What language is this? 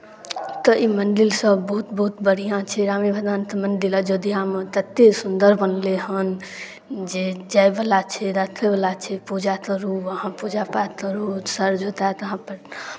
Maithili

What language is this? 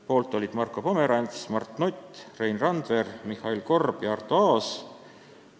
Estonian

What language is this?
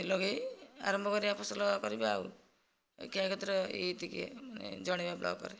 Odia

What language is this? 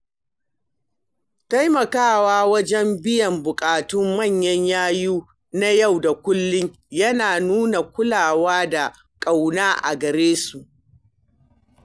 Hausa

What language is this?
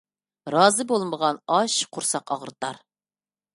Uyghur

